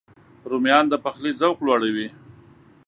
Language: Pashto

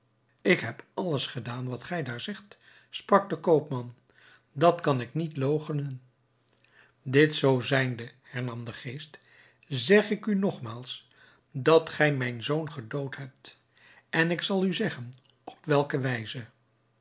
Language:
Dutch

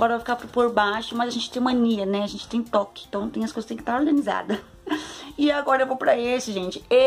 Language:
Portuguese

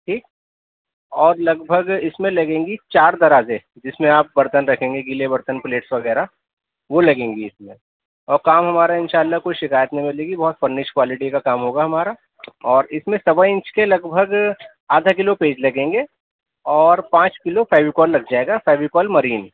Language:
Urdu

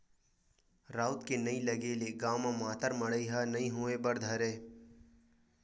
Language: Chhattisgarhi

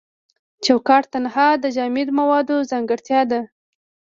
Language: Pashto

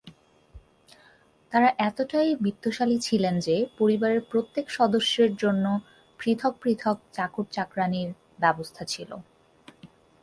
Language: Bangla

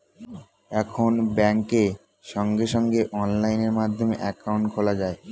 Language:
Bangla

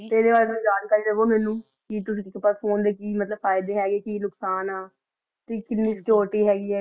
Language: Punjabi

